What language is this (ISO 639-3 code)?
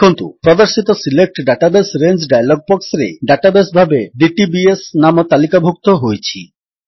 ori